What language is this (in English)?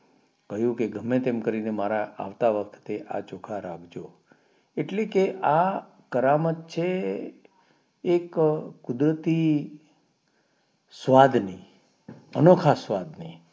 Gujarati